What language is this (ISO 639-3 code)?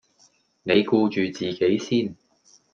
yue